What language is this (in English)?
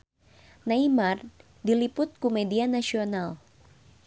Sundanese